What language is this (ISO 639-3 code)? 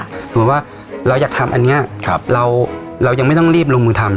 tha